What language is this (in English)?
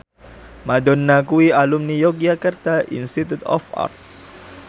Javanese